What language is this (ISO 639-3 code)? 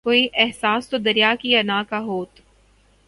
urd